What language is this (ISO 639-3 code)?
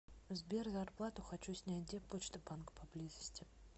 rus